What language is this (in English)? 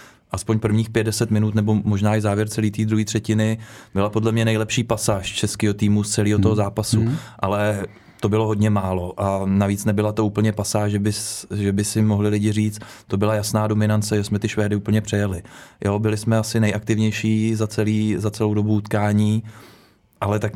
Czech